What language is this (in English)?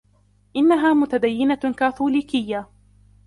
Arabic